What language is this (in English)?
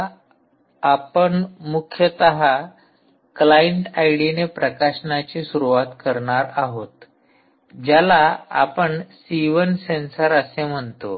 Marathi